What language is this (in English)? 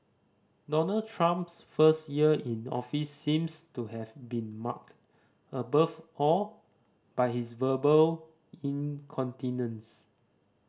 English